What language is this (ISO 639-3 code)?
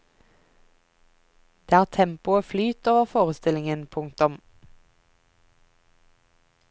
nor